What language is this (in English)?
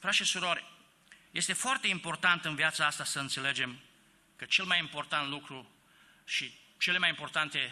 Romanian